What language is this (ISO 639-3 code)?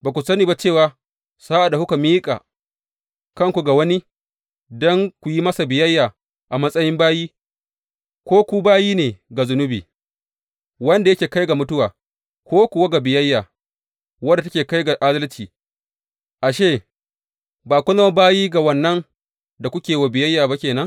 hau